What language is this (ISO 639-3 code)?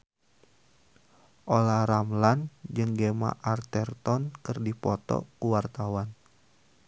sun